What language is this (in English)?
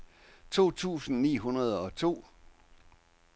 Danish